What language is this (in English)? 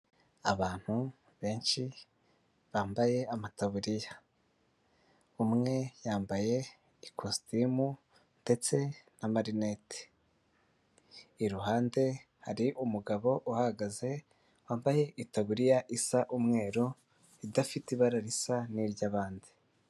Kinyarwanda